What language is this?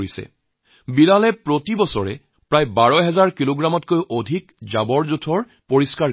Assamese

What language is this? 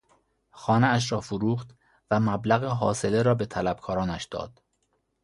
Persian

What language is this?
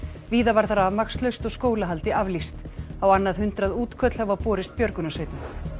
Icelandic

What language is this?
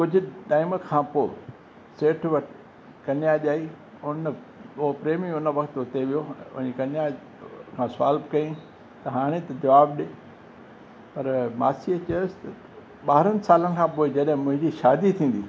Sindhi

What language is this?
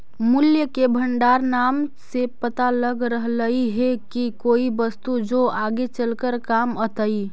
Magahi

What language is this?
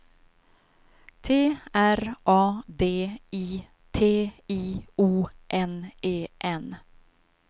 Swedish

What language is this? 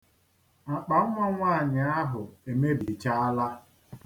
Igbo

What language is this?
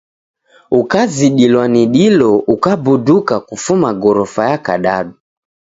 Taita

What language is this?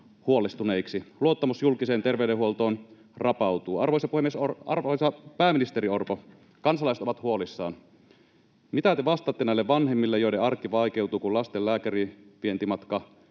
Finnish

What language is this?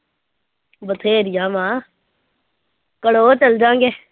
Punjabi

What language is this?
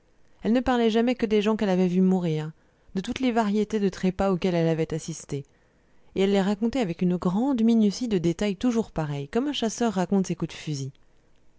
French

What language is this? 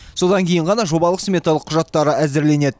Kazakh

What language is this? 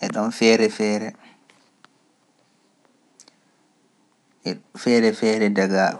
Pular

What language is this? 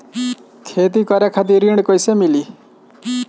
Bhojpuri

